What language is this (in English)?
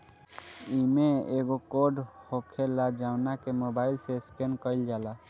Bhojpuri